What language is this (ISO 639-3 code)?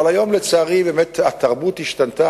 heb